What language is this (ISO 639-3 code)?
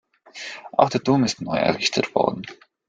deu